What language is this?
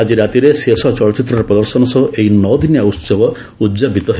Odia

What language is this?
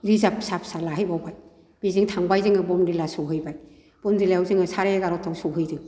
Bodo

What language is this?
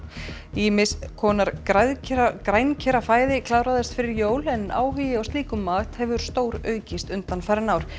Icelandic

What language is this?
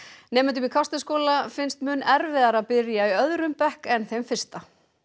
Icelandic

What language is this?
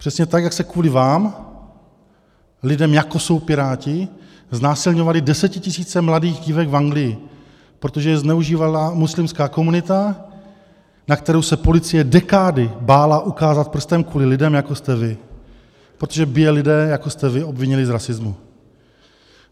Czech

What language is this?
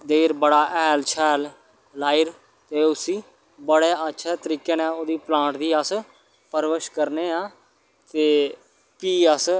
Dogri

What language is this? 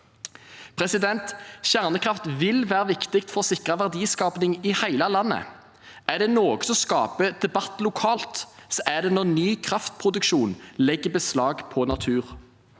Norwegian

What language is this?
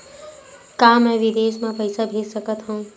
Chhattisgarhi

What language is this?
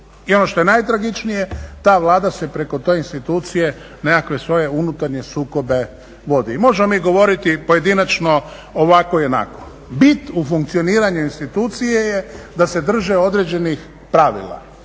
Croatian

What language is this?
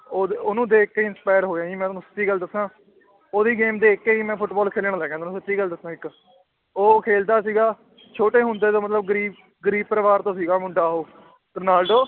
Punjabi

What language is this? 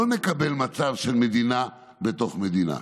Hebrew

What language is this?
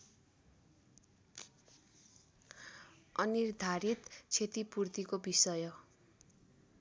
Nepali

